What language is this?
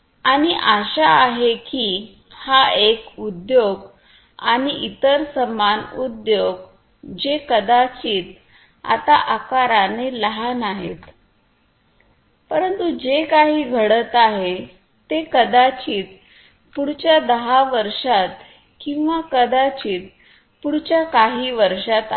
Marathi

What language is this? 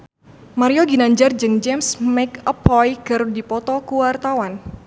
Sundanese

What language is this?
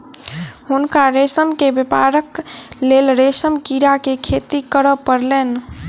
Maithili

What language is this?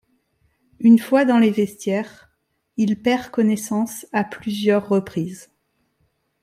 French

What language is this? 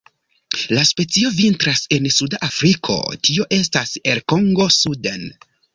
Esperanto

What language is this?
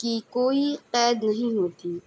Urdu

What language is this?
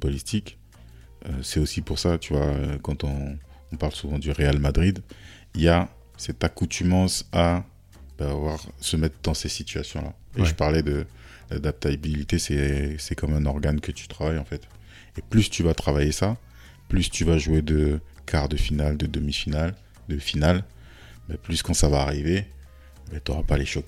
French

